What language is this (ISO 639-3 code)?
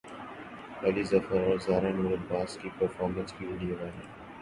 urd